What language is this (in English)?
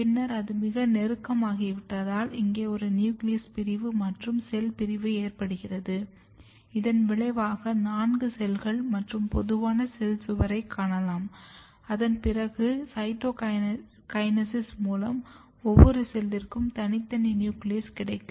Tamil